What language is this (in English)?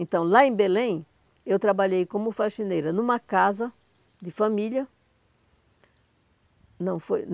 Portuguese